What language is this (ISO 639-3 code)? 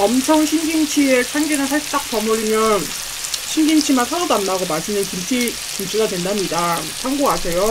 kor